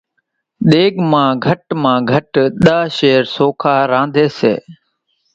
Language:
Kachi Koli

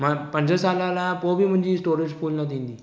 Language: Sindhi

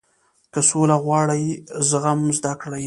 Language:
Pashto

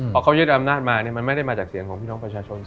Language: Thai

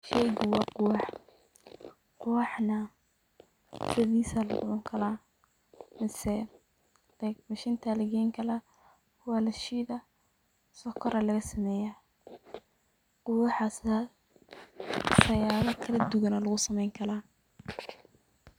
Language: Somali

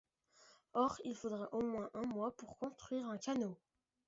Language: French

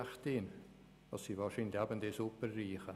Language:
Swiss German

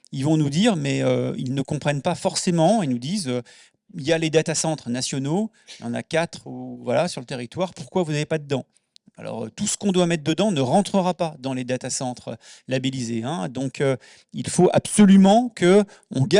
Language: French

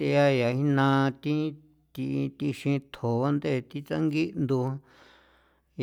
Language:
San Felipe Otlaltepec Popoloca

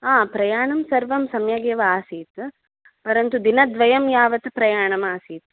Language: Sanskrit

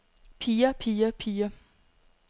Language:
Danish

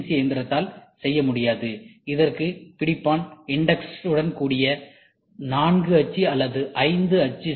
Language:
Tamil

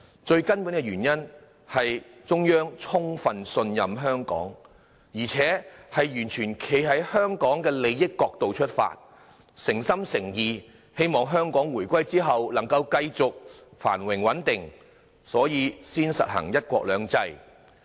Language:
Cantonese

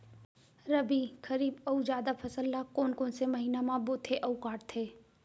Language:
Chhattisgarhi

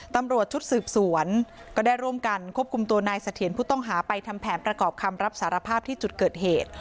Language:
Thai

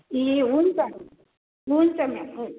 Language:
Nepali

